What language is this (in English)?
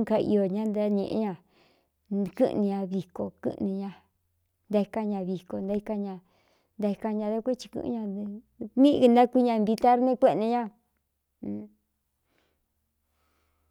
Cuyamecalco Mixtec